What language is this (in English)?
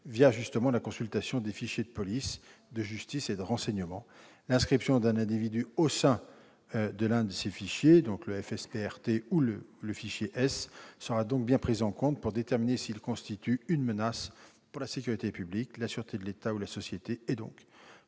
French